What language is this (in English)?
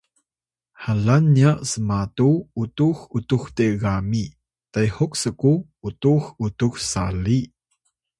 Atayal